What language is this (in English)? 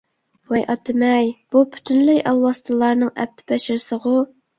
Uyghur